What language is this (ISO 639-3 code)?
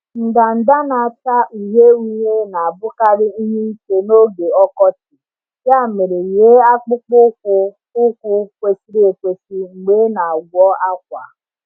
ibo